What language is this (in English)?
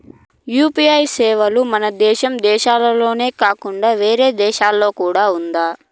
Telugu